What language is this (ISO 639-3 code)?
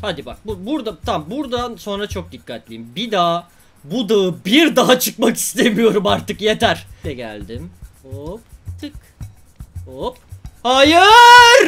tur